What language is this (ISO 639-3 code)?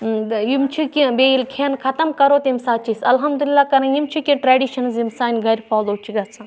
kas